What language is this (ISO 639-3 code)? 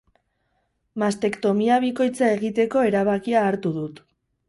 eus